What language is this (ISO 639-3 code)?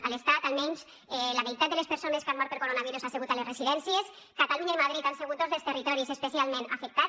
cat